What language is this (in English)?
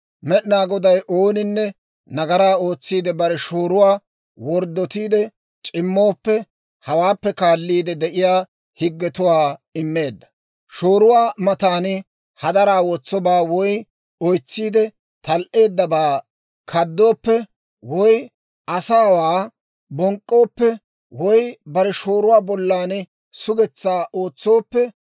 Dawro